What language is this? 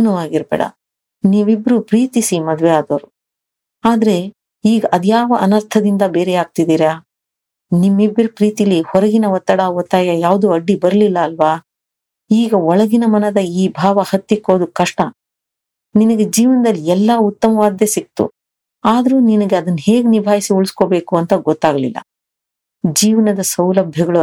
Kannada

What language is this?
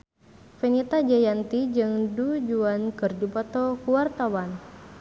Sundanese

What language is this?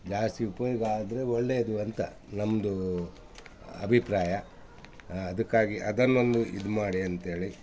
Kannada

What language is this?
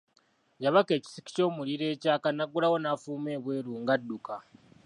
Ganda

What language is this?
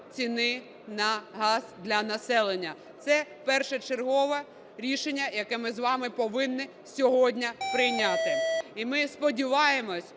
Ukrainian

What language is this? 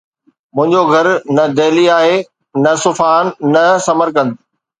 Sindhi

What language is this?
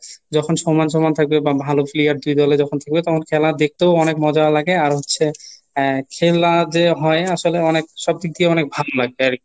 Bangla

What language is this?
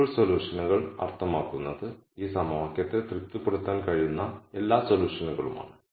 Malayalam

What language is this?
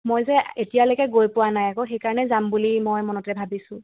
Assamese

